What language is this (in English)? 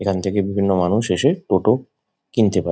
Bangla